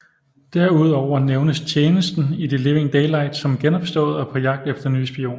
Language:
Danish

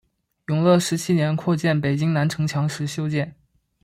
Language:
Chinese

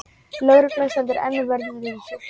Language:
Icelandic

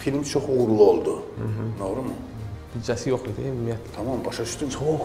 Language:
Turkish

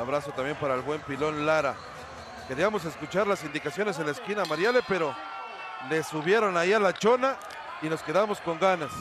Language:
Spanish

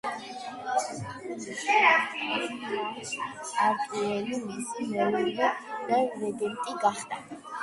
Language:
Georgian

